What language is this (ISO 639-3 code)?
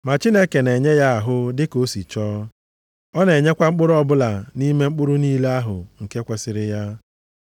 ibo